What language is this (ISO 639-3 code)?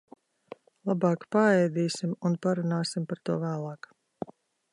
lav